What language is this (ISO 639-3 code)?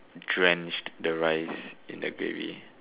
eng